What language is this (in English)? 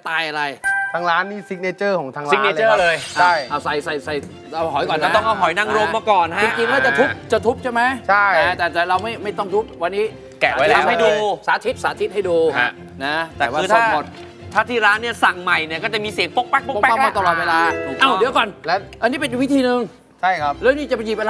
Thai